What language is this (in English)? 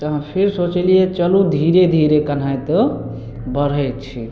Maithili